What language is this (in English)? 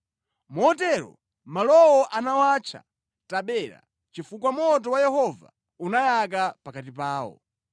Nyanja